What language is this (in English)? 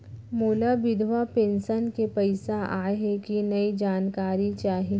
Chhattisgarhi